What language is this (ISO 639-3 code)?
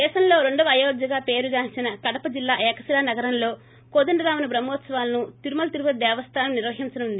tel